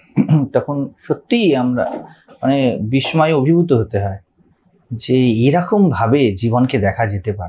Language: Hindi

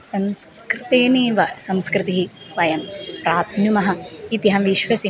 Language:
Sanskrit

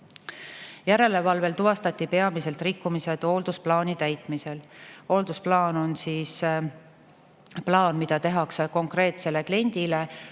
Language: Estonian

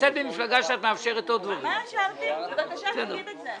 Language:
Hebrew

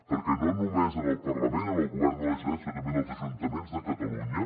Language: Catalan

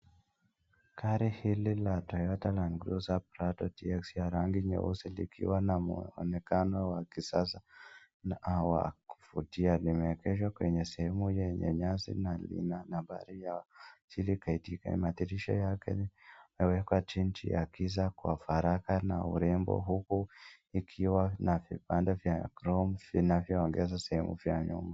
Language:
Swahili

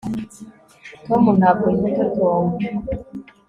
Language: Kinyarwanda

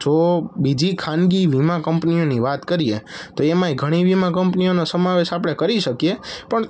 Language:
Gujarati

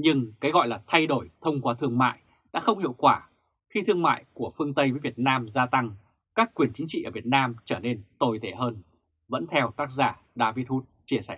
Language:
Vietnamese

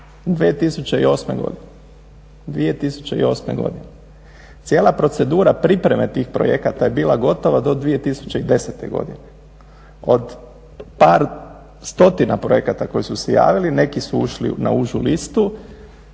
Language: Croatian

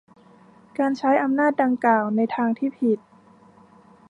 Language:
Thai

